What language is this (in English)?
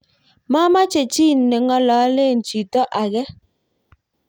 Kalenjin